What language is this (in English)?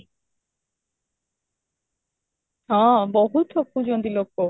Odia